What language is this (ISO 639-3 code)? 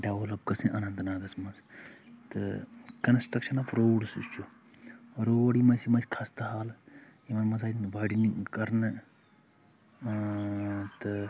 kas